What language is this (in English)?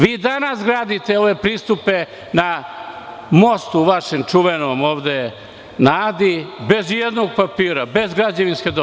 Serbian